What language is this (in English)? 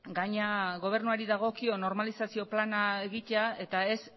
Basque